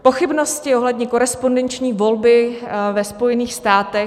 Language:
Czech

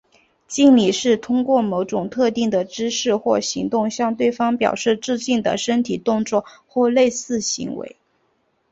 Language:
Chinese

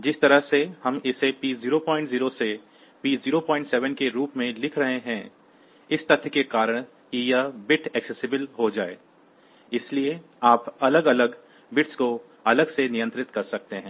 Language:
Hindi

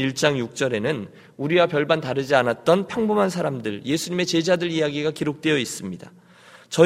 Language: Korean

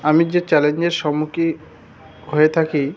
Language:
Bangla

